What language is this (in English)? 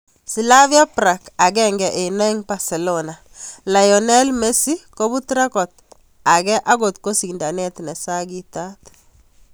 Kalenjin